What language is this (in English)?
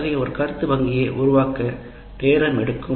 Tamil